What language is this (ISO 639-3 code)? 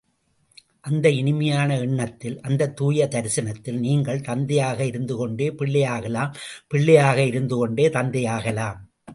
tam